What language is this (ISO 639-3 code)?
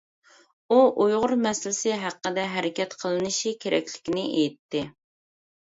uig